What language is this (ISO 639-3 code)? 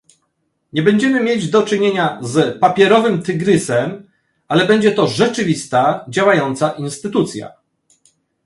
pol